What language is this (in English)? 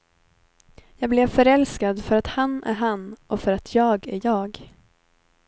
Swedish